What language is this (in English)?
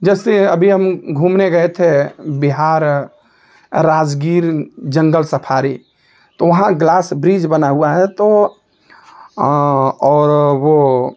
Hindi